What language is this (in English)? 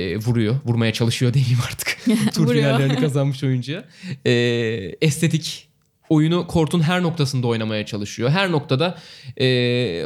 Turkish